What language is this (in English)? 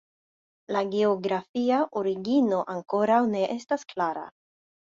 Esperanto